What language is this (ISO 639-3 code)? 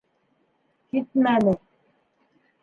bak